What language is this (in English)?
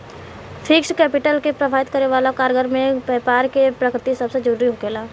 Bhojpuri